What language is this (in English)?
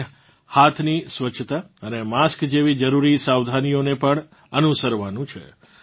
Gujarati